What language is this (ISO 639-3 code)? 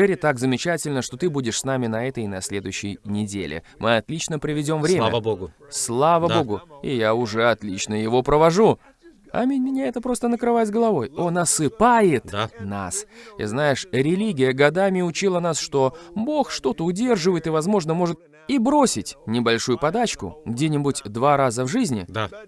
rus